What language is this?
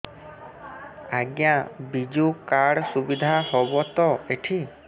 Odia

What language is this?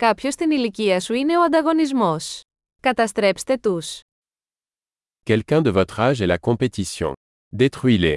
Greek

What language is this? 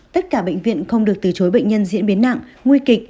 Vietnamese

